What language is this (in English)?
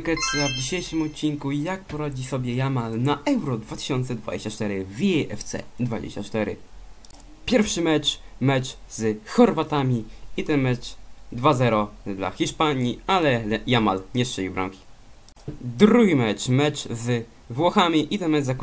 Polish